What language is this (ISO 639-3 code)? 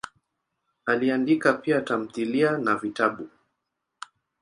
swa